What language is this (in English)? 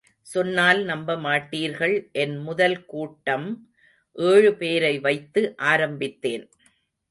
Tamil